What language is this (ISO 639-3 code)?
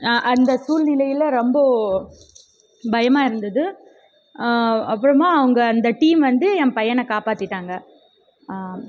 tam